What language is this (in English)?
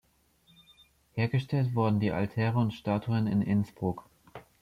German